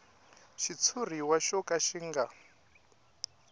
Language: Tsonga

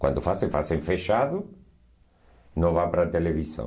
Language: Portuguese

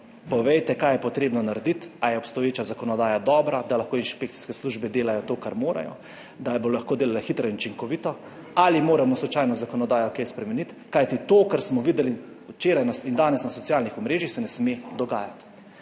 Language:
Slovenian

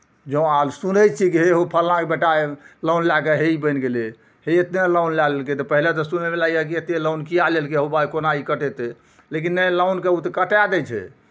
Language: Maithili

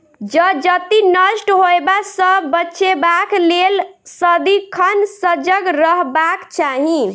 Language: Maithili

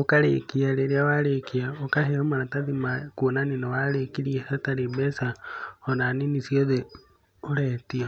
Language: Kikuyu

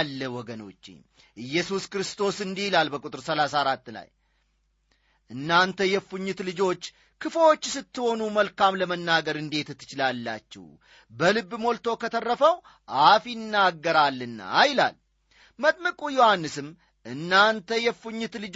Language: Amharic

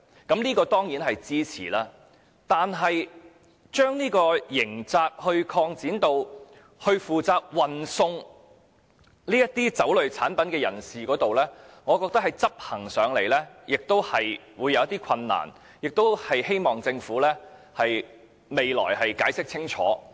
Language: Cantonese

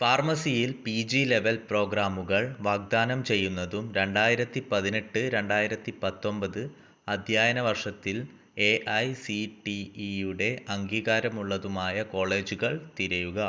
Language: Malayalam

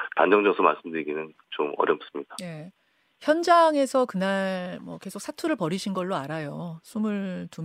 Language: Korean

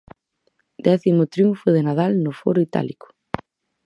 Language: Galician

